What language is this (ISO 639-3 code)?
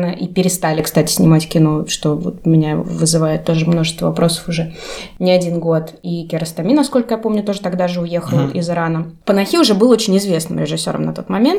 rus